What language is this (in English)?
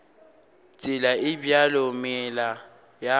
Northern Sotho